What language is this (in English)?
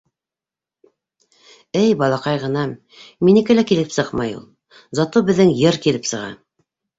Bashkir